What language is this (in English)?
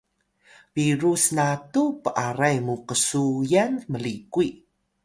Atayal